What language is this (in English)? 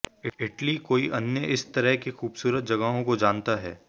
Hindi